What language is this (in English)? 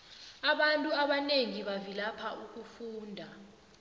South Ndebele